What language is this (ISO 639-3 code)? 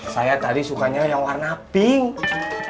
ind